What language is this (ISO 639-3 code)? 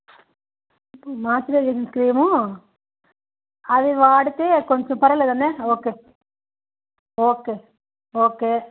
tel